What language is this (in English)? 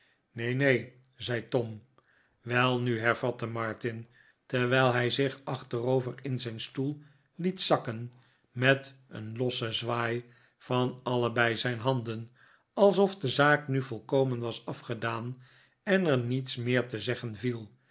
Dutch